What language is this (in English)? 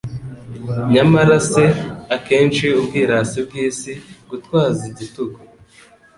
Kinyarwanda